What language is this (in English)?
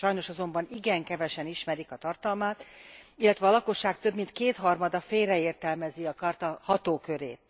Hungarian